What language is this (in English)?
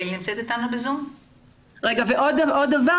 Hebrew